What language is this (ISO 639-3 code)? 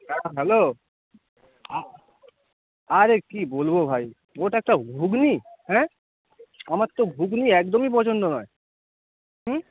ben